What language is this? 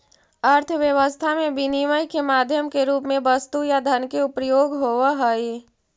Magahi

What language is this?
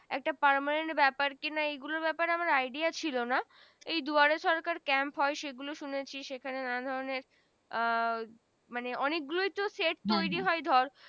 Bangla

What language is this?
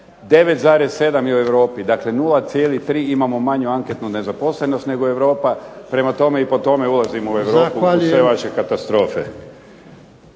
Croatian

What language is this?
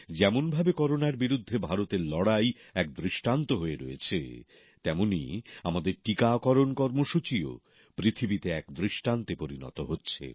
Bangla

